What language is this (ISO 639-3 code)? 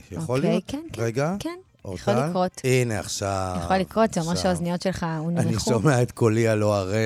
heb